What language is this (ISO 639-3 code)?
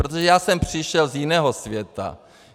ces